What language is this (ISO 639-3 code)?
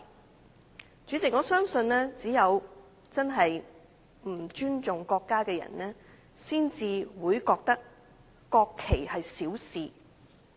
yue